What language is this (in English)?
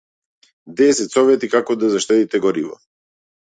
Macedonian